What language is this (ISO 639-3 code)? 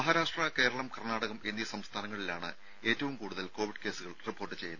mal